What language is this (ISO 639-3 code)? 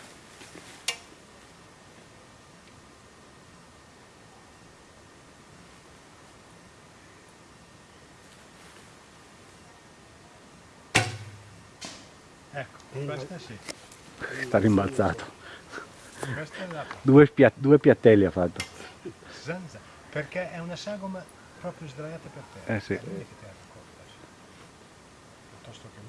ita